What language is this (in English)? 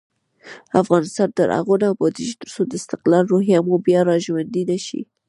Pashto